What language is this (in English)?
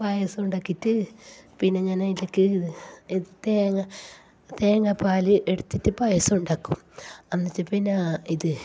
Malayalam